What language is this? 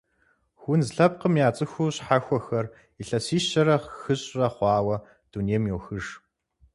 Kabardian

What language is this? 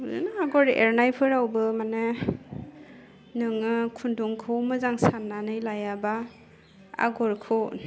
Bodo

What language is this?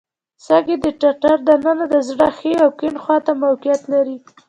Pashto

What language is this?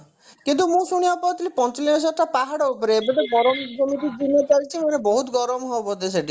Odia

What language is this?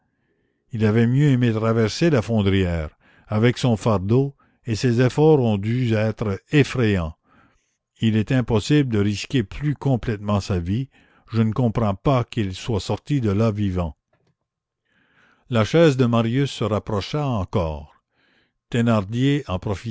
French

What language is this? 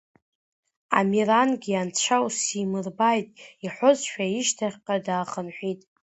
Abkhazian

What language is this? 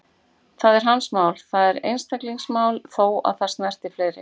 Icelandic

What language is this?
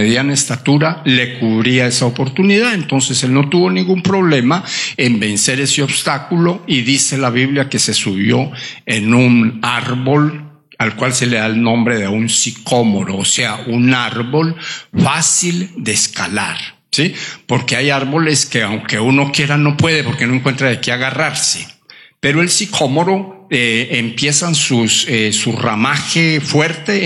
Spanish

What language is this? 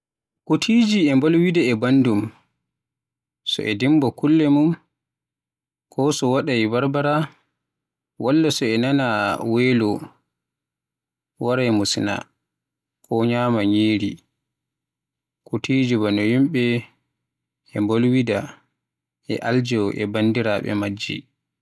Western Niger Fulfulde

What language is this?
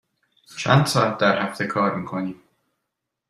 Persian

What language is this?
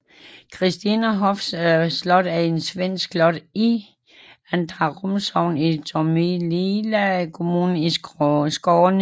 Danish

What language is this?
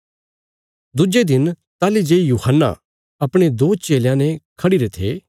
Bilaspuri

